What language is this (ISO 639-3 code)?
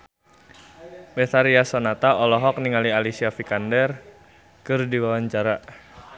sun